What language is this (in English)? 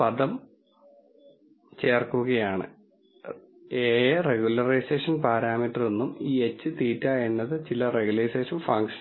Malayalam